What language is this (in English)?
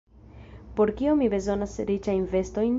Esperanto